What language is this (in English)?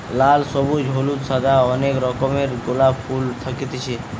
Bangla